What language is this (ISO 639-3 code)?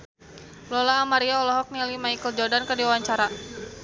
sun